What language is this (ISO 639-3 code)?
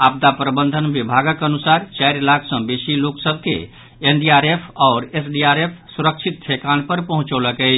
mai